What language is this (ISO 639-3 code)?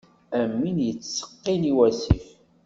kab